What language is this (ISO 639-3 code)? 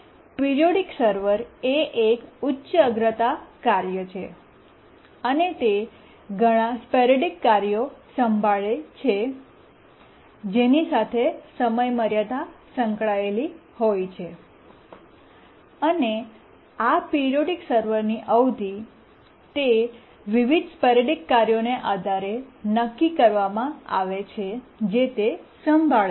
guj